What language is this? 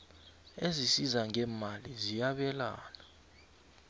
South Ndebele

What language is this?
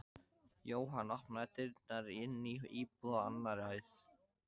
Icelandic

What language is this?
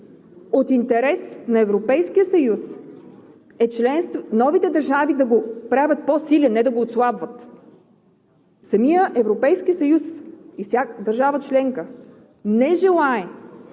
Bulgarian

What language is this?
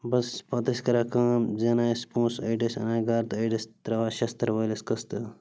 Kashmiri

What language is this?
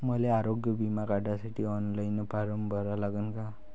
Marathi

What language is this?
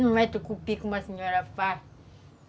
Portuguese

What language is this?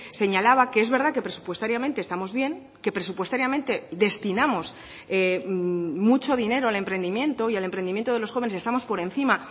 Spanish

